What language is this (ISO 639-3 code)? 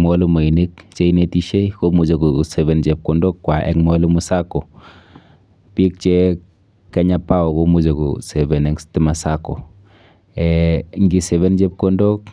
kln